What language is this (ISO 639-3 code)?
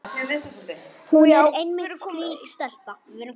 isl